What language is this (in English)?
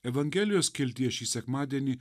Lithuanian